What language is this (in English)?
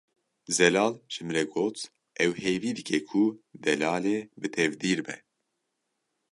Kurdish